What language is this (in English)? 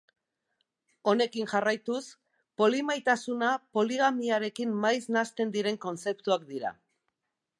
Basque